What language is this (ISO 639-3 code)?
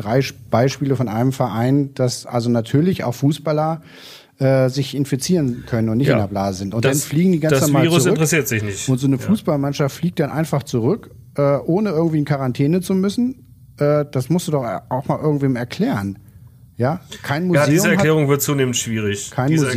deu